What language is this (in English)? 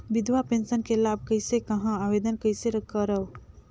Chhattisgarhi